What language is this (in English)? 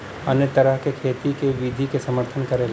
Bhojpuri